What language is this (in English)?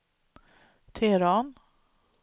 Swedish